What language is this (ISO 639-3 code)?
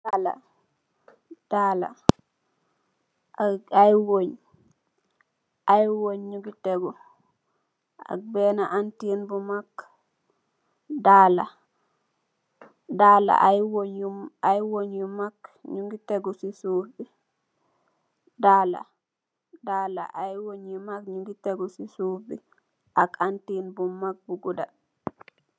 wol